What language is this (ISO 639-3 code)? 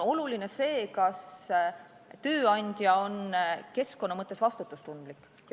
est